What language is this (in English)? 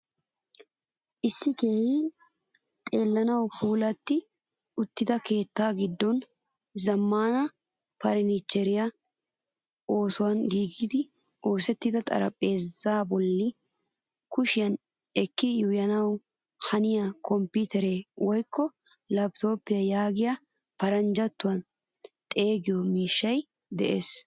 Wolaytta